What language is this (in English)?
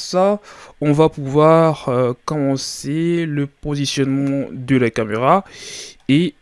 French